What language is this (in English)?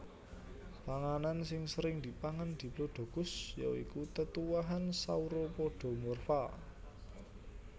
Javanese